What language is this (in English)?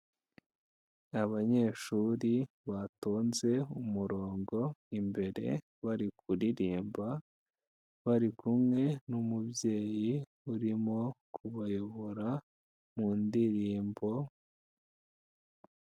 Kinyarwanda